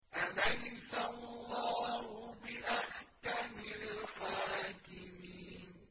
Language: Arabic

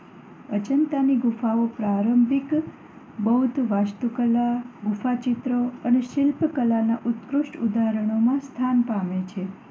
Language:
Gujarati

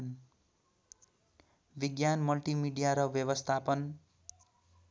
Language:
Nepali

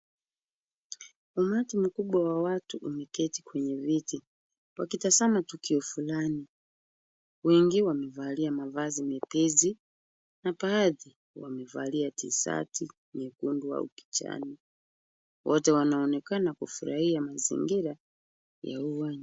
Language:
Swahili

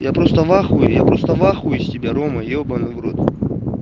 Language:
Russian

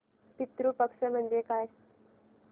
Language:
Marathi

